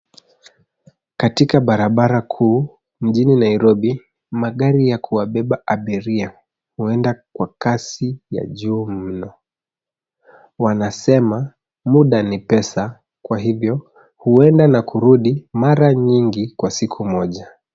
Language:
Swahili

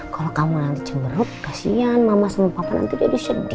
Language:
Indonesian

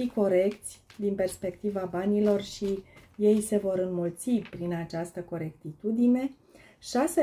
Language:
Romanian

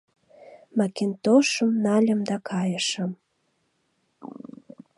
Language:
Mari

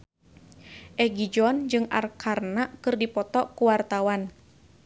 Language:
Sundanese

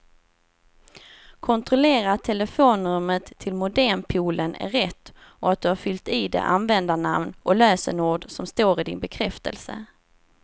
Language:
Swedish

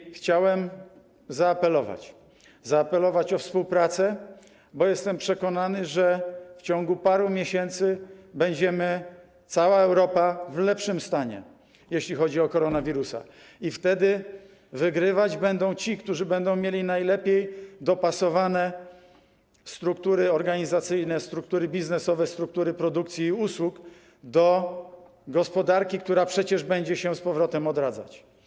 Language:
Polish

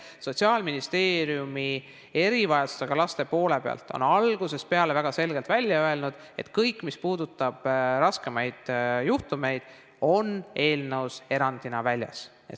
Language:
Estonian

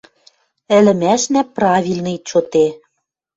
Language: Western Mari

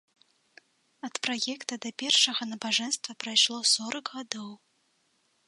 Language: Belarusian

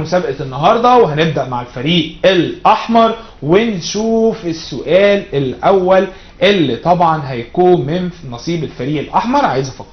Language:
Arabic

